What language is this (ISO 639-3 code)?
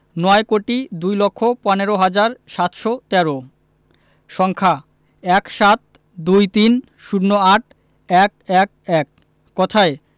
ben